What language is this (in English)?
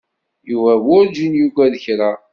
Kabyle